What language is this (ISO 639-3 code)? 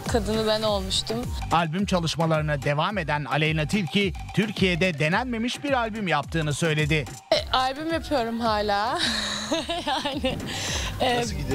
tur